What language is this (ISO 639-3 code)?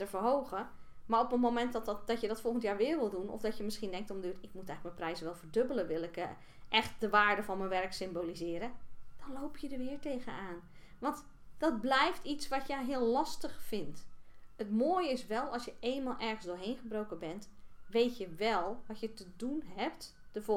nld